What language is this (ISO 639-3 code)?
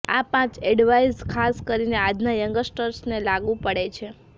guj